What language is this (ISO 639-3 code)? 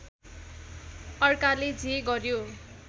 nep